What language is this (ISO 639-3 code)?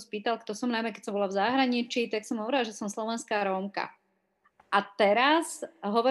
slk